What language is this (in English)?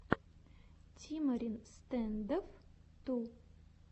Russian